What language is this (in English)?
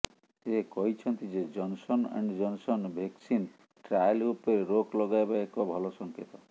Odia